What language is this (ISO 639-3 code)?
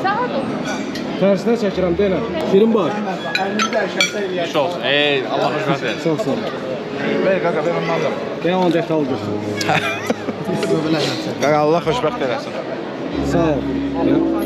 tur